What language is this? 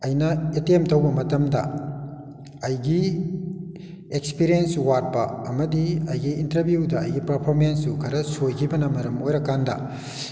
Manipuri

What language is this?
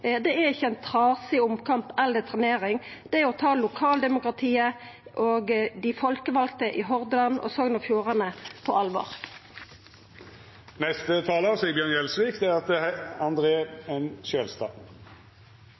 Norwegian Nynorsk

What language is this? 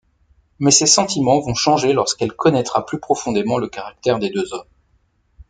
French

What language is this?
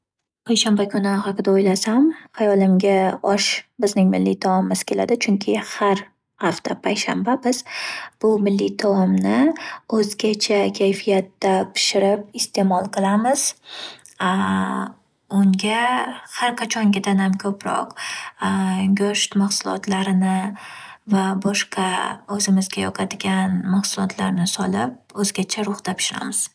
Uzbek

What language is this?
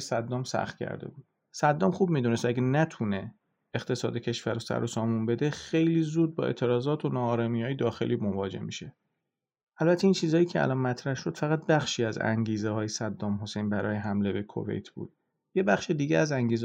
Persian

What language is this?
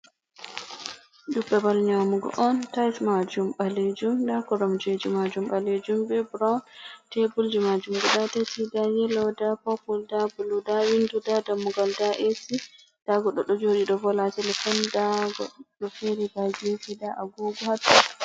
Fula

